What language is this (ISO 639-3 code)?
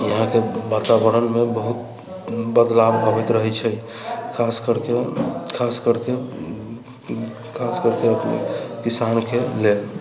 mai